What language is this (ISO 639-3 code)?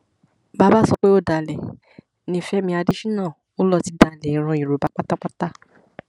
yor